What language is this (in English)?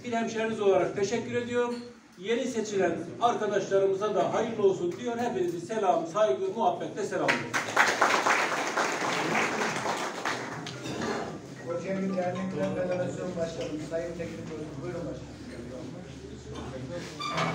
Turkish